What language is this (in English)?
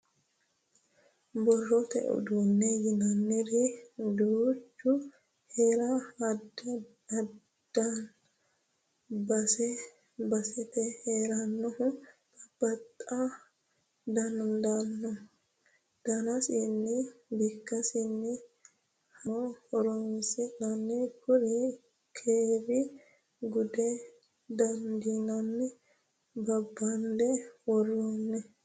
Sidamo